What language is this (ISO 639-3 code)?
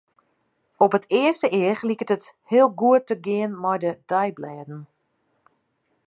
fry